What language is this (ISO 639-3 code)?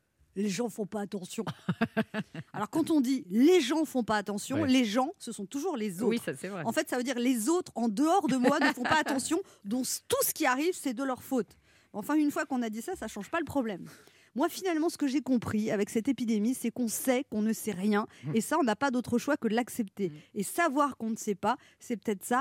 fra